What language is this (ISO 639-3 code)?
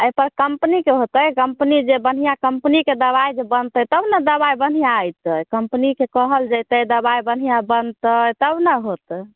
mai